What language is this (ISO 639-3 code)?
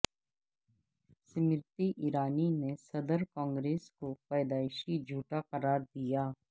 urd